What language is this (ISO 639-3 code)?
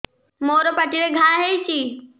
ori